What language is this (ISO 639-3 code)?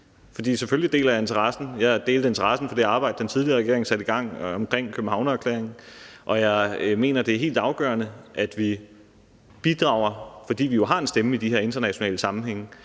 dan